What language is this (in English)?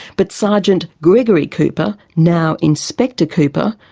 English